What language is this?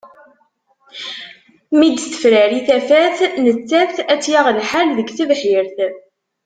Kabyle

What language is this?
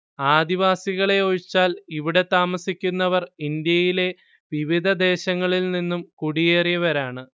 Malayalam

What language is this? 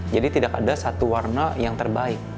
Indonesian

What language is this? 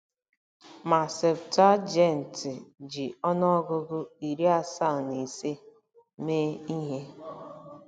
Igbo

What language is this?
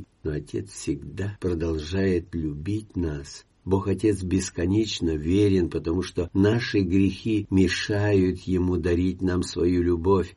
Russian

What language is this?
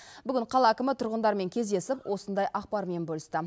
Kazakh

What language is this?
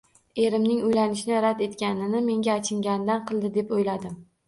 Uzbek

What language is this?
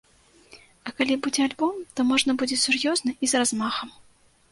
Belarusian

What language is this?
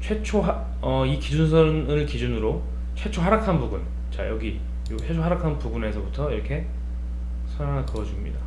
Korean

